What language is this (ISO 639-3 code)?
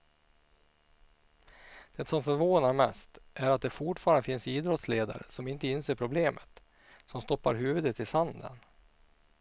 swe